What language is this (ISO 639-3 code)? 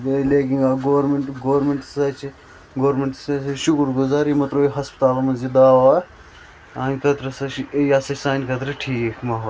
kas